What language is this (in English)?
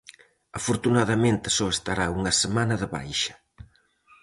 Galician